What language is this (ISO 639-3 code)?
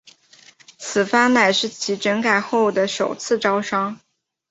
zho